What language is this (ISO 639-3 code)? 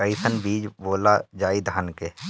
bho